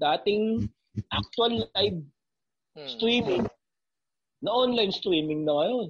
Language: Filipino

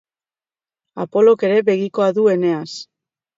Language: Basque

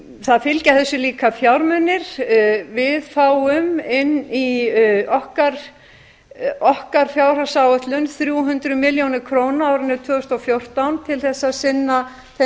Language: Icelandic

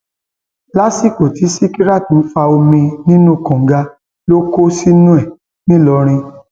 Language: Yoruba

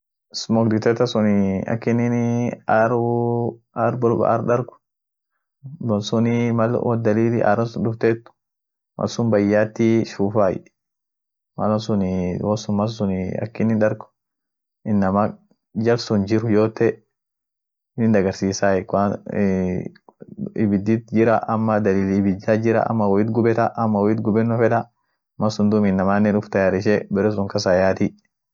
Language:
Orma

